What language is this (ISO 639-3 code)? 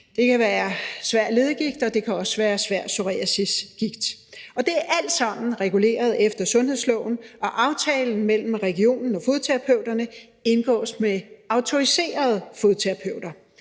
dan